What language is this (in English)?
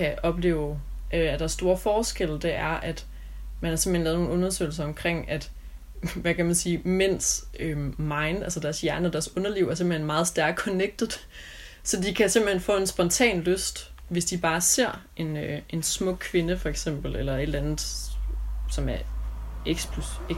Danish